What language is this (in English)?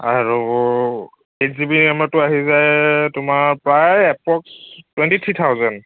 Assamese